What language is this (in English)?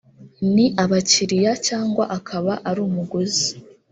Kinyarwanda